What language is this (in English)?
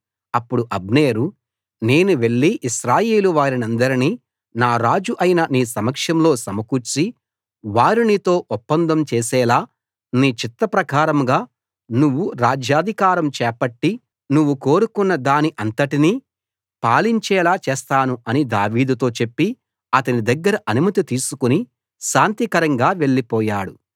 Telugu